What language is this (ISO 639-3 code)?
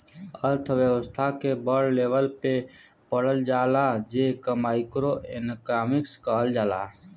bho